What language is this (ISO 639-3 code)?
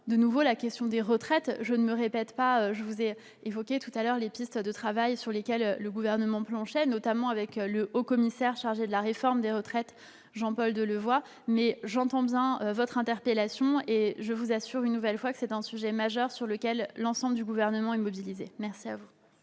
fra